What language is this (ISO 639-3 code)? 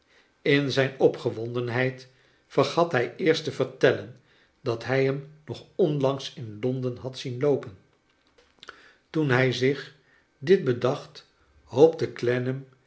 nld